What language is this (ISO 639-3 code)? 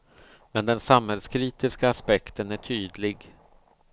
swe